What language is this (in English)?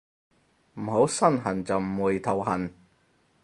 Cantonese